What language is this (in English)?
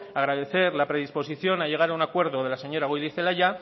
Spanish